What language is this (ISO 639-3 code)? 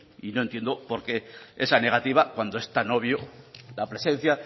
spa